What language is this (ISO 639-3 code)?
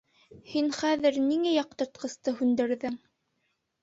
bak